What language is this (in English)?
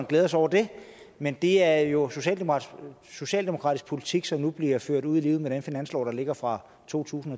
Danish